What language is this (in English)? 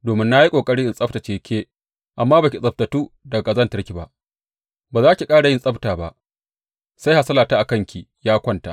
Hausa